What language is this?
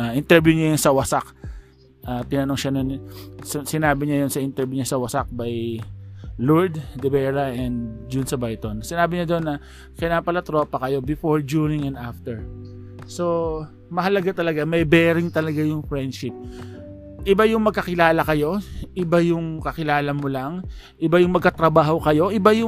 Filipino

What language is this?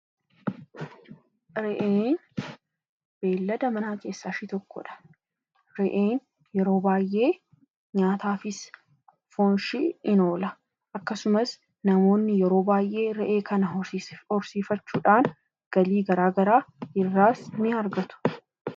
Oromo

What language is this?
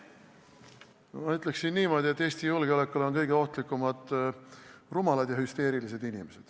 Estonian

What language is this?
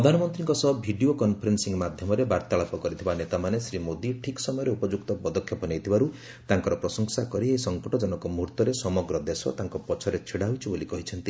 Odia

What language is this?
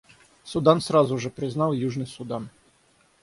Russian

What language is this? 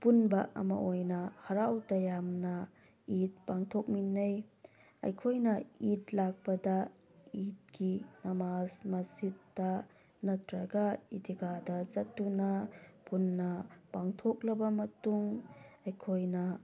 Manipuri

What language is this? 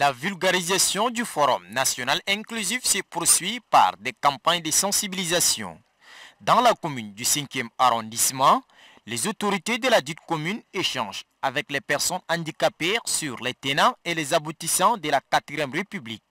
French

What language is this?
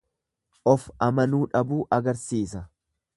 Oromo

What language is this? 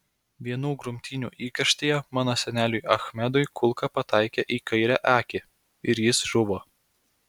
Lithuanian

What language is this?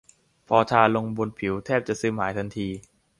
Thai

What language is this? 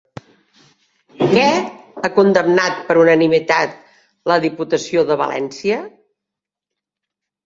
Catalan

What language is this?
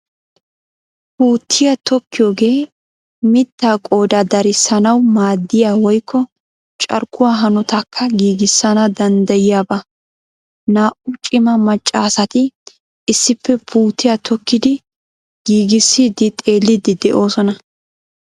Wolaytta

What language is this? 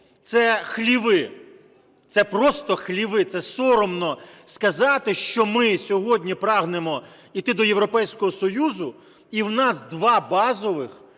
Ukrainian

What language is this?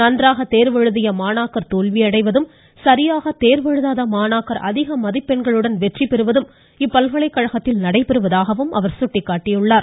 Tamil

